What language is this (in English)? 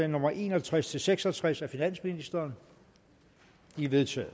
Danish